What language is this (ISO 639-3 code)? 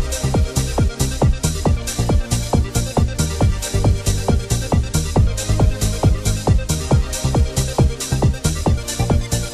ara